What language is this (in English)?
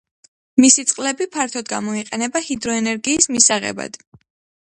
Georgian